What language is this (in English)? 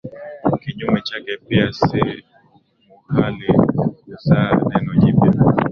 Swahili